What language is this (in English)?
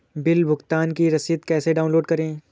Hindi